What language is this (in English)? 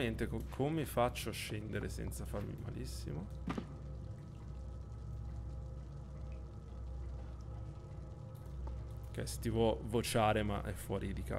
Italian